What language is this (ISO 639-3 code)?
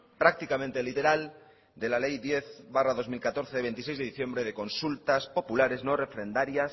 spa